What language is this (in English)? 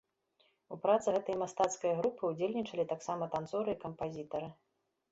Belarusian